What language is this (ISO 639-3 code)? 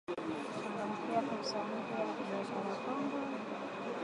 swa